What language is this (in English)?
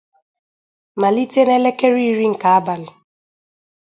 Igbo